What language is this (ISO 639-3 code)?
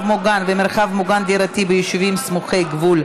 heb